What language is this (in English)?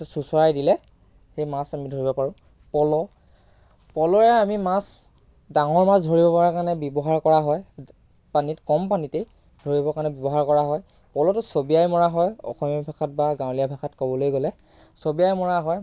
Assamese